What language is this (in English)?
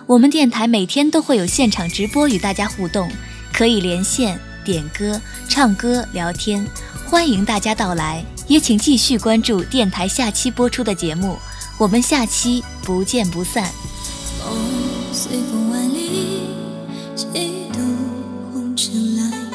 Chinese